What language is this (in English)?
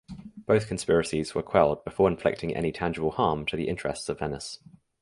English